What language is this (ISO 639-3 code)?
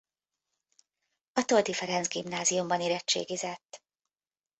hun